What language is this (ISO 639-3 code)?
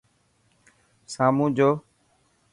mki